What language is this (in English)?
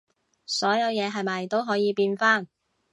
Cantonese